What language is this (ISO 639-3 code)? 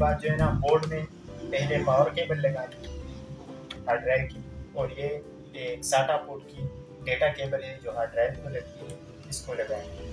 hin